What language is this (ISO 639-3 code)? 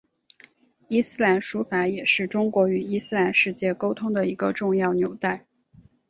zho